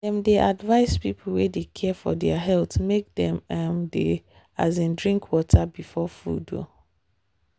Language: Nigerian Pidgin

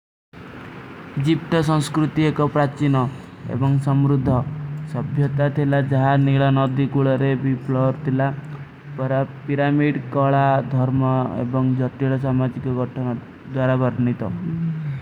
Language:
Kui (India)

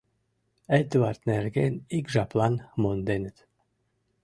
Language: Mari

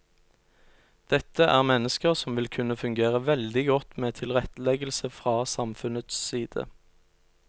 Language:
Norwegian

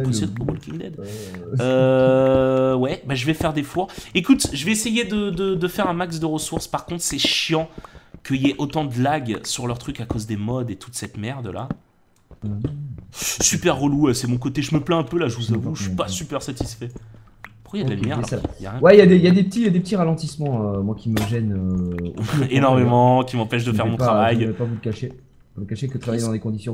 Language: French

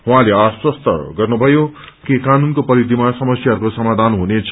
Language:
Nepali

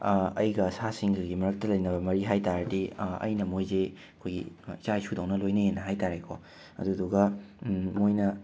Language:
Manipuri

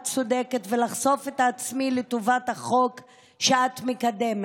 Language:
Hebrew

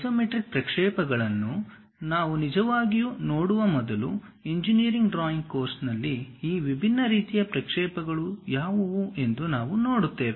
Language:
Kannada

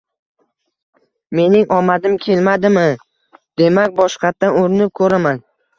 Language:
Uzbek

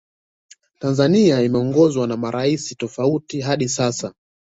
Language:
Swahili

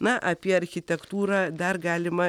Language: Lithuanian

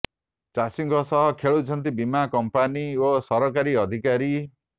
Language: Odia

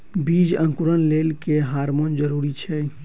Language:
Maithili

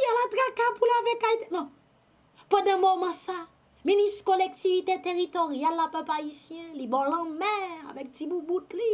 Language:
French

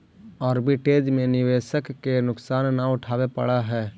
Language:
Magahi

